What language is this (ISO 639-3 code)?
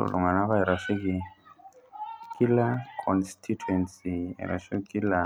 mas